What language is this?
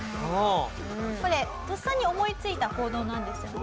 Japanese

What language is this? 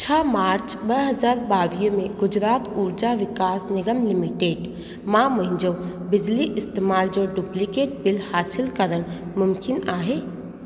Sindhi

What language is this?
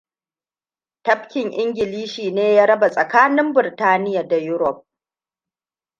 Hausa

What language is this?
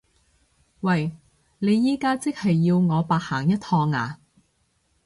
Cantonese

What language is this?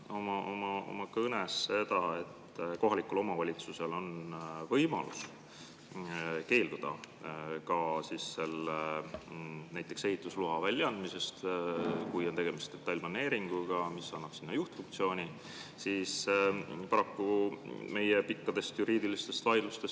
Estonian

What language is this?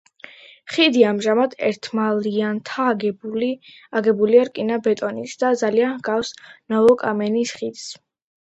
Georgian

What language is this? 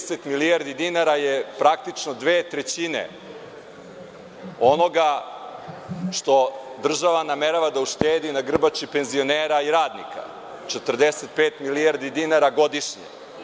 Serbian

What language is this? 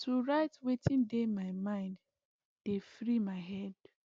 Nigerian Pidgin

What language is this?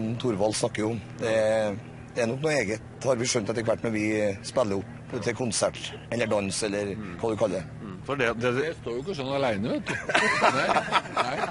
Norwegian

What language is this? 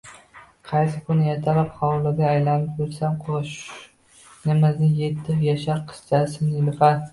Uzbek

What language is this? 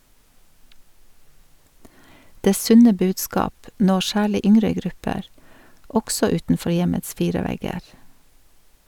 Norwegian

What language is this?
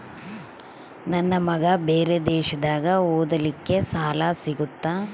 Kannada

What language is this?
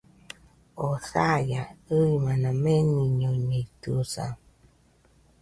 Nüpode Huitoto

